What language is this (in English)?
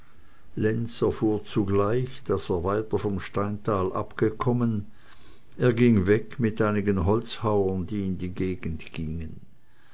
German